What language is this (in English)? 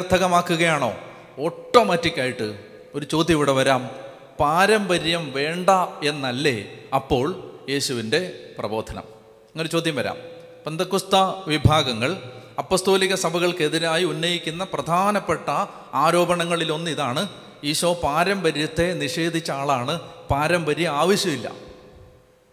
Malayalam